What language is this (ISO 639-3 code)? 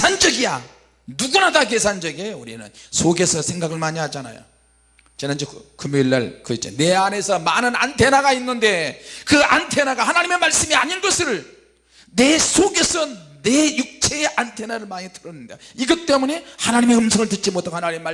kor